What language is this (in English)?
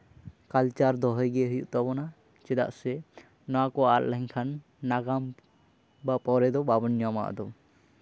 Santali